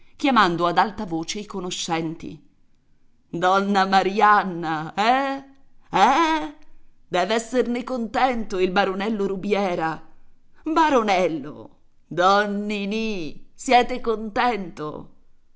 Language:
Italian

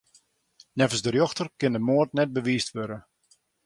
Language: Western Frisian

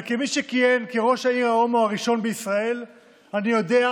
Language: Hebrew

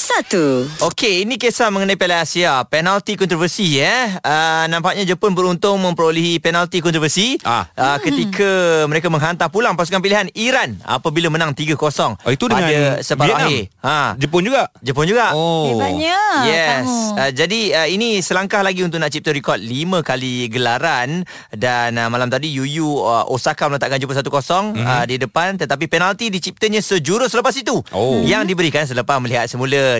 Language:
Malay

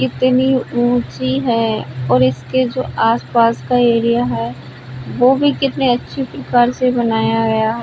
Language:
Hindi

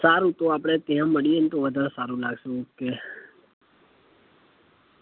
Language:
Gujarati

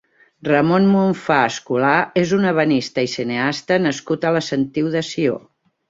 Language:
Catalan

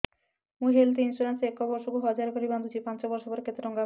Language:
Odia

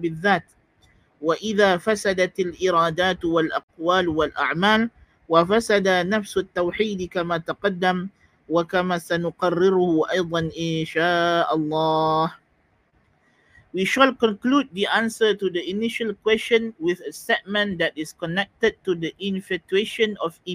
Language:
Malay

